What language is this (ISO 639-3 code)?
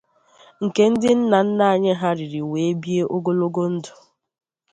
ibo